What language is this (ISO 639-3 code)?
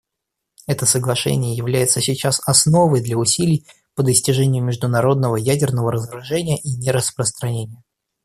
rus